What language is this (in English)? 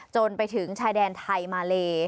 Thai